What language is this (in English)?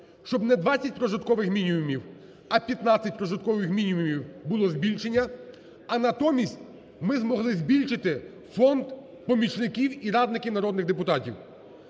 Ukrainian